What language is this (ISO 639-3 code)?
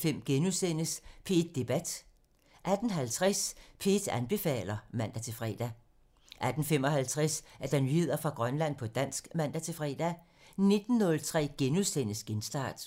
dan